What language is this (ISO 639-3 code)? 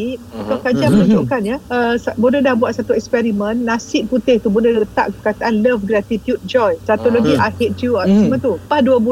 msa